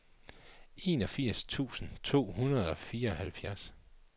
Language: Danish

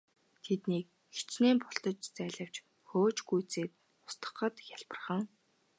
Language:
Mongolian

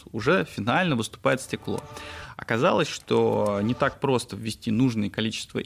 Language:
Russian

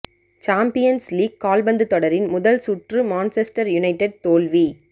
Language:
Tamil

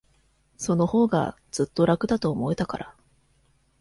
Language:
Japanese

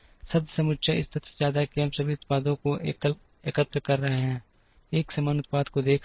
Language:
Hindi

